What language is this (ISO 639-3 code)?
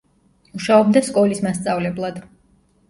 kat